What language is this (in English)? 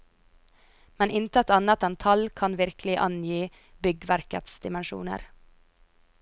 Norwegian